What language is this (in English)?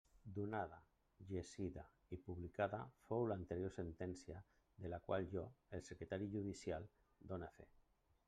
Catalan